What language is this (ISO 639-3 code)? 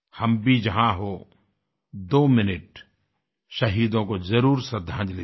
hin